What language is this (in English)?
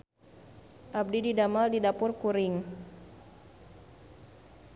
Sundanese